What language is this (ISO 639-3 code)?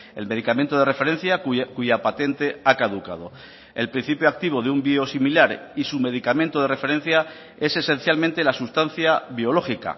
spa